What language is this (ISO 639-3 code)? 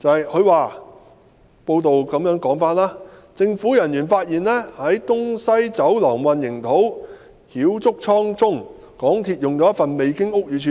yue